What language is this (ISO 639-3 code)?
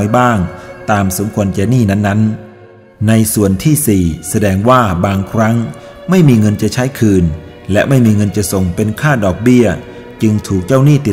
tha